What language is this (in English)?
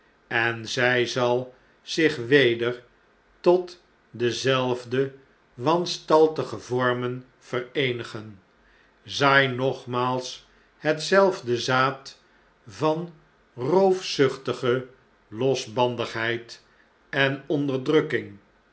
Dutch